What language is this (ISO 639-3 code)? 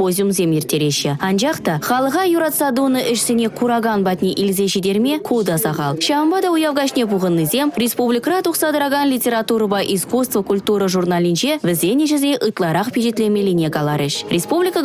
rus